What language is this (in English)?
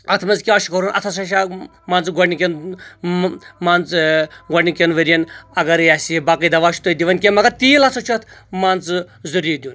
Kashmiri